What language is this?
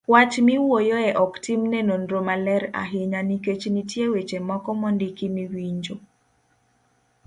Luo (Kenya and Tanzania)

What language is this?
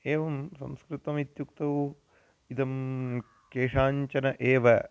Sanskrit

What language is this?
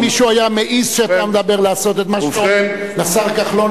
Hebrew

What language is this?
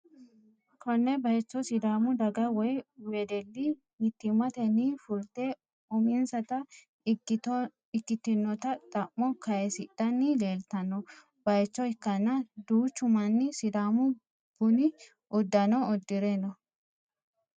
Sidamo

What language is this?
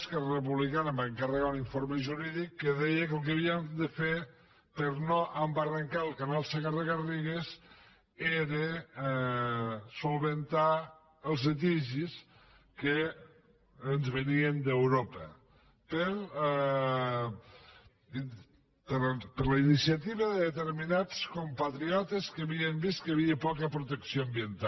Catalan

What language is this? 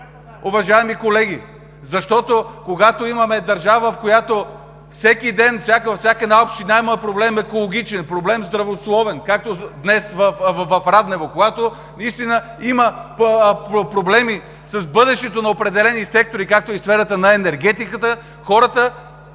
Bulgarian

